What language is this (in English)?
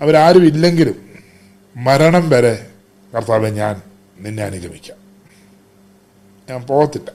Malayalam